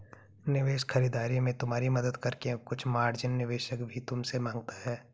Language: Hindi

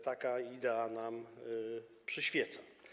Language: Polish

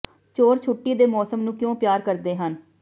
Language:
Punjabi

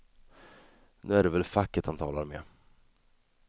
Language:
Swedish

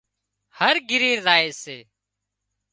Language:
Wadiyara Koli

